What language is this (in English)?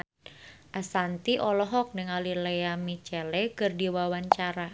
Sundanese